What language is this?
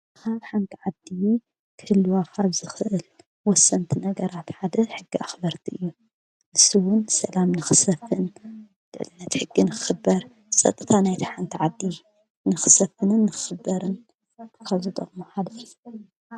Tigrinya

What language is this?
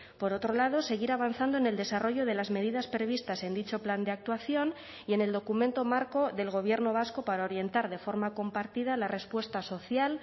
Spanish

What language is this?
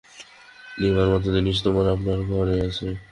Bangla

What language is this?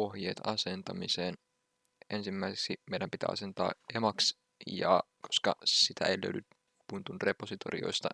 Finnish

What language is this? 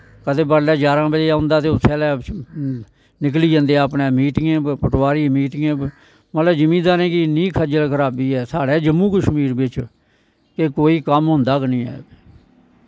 Dogri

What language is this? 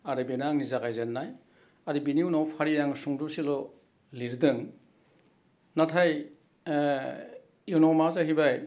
Bodo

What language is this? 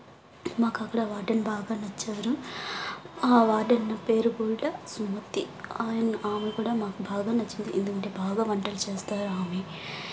Telugu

